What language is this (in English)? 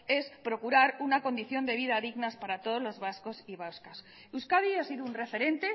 Spanish